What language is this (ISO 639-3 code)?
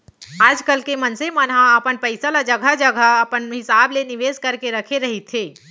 hne